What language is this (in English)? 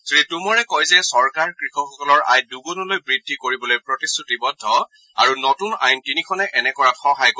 Assamese